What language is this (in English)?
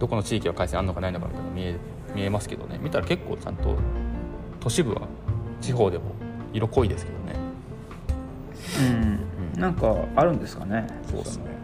Japanese